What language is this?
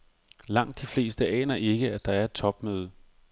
Danish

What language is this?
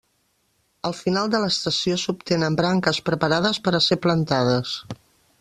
Catalan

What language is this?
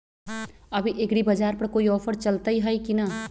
Magahi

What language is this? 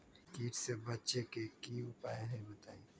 Magahi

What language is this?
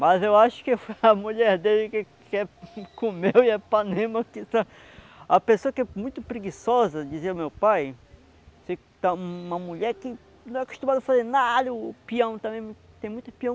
Portuguese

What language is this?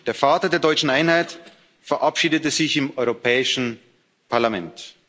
German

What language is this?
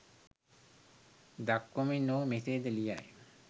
Sinhala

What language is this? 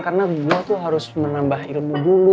Indonesian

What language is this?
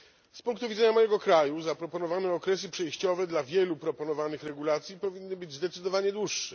Polish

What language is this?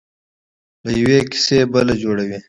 Pashto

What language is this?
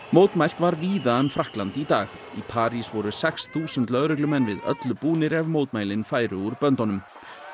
Icelandic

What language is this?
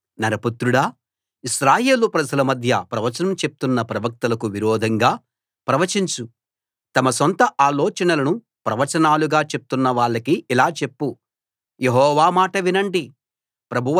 Telugu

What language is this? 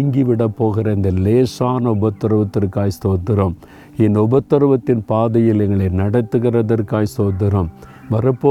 Tamil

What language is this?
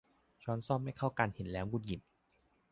Thai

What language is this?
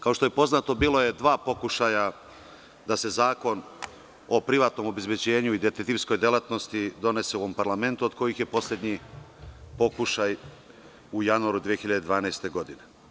Serbian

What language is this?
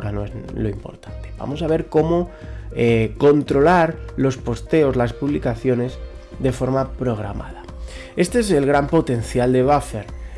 Spanish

